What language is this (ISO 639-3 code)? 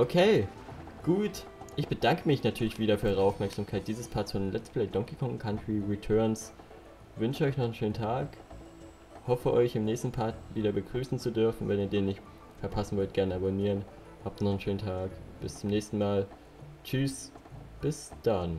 deu